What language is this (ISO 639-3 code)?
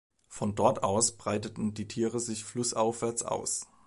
deu